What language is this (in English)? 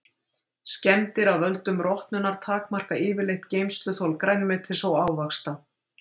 Icelandic